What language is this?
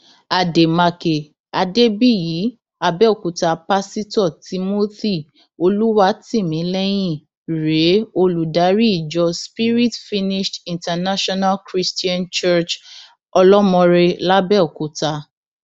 Yoruba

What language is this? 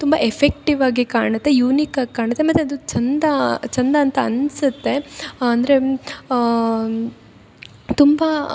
Kannada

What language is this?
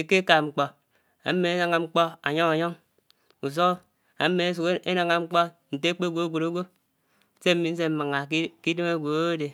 Anaang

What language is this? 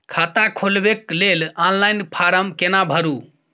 Maithili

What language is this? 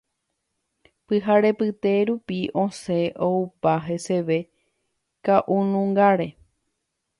Guarani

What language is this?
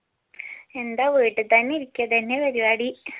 Malayalam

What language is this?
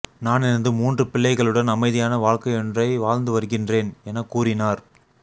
Tamil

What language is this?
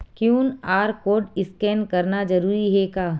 Chhattisgarhi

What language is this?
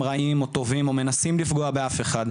Hebrew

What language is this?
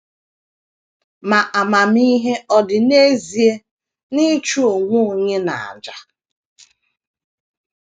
Igbo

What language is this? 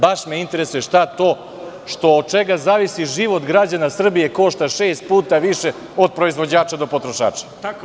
Serbian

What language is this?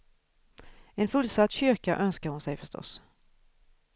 Swedish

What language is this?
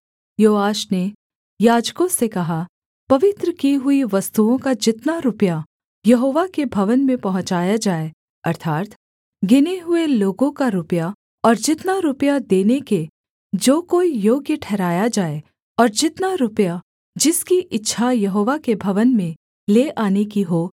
Hindi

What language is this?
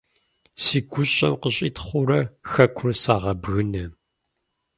Kabardian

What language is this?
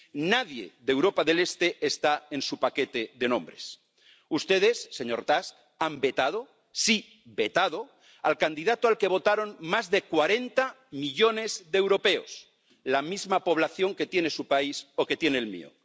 Spanish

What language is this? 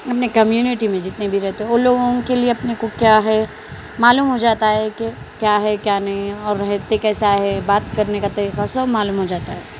Urdu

